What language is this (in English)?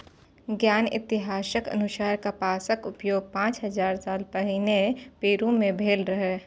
Maithili